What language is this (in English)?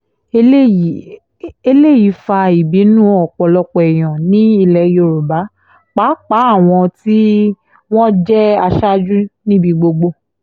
Yoruba